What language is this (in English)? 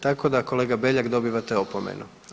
Croatian